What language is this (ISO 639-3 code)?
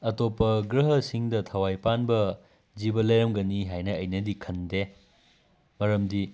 mni